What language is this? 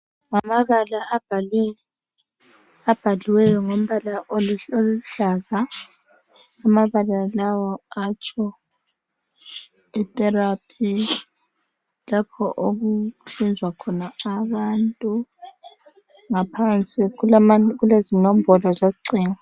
North Ndebele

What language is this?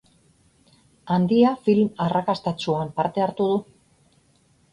Basque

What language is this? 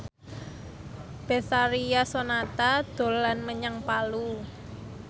Javanese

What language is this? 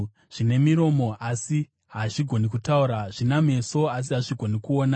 Shona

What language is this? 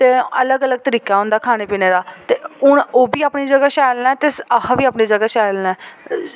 Dogri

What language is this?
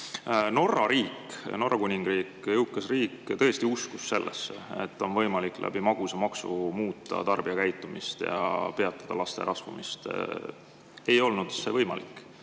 Estonian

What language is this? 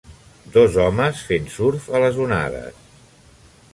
Catalan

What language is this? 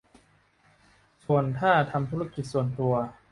Thai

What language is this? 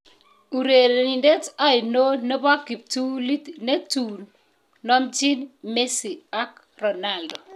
Kalenjin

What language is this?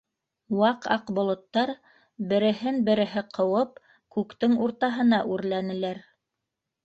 Bashkir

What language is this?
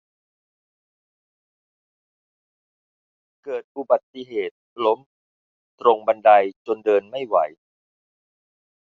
Thai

